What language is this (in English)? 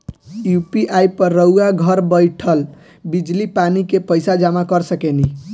Bhojpuri